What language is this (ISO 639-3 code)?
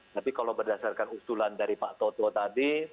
ind